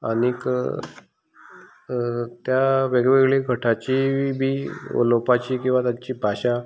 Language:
Konkani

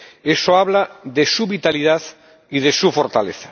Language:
Spanish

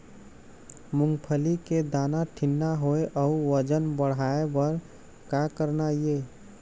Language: Chhattisgarhi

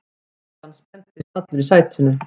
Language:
Icelandic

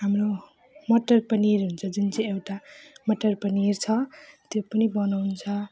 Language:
Nepali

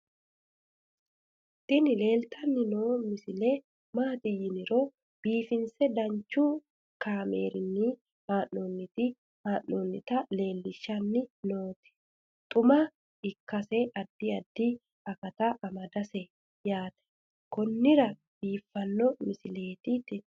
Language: Sidamo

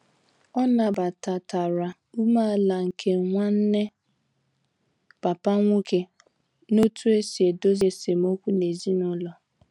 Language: Igbo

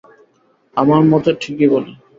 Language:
Bangla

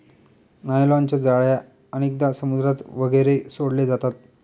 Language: Marathi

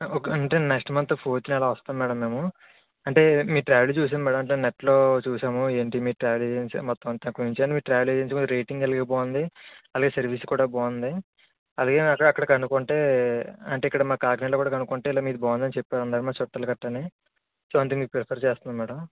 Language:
Telugu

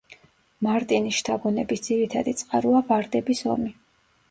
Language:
Georgian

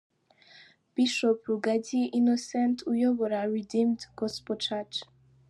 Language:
Kinyarwanda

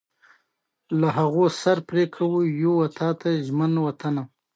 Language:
Pashto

